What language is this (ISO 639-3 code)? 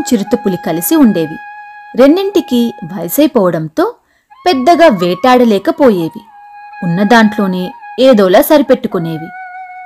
tel